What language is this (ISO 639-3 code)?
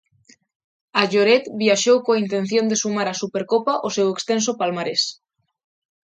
glg